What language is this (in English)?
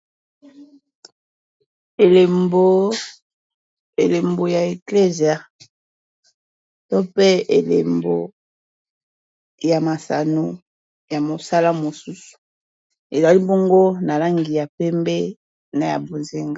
Lingala